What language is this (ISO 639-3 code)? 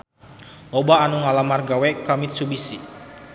sun